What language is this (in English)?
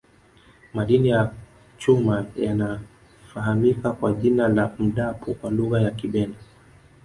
Swahili